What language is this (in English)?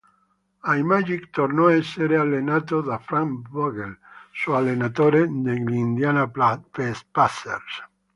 Italian